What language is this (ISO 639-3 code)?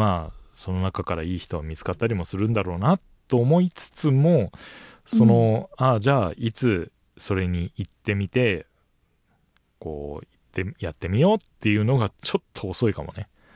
jpn